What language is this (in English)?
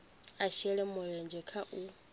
Venda